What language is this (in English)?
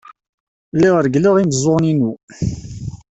Kabyle